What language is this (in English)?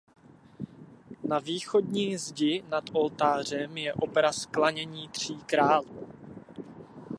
Czech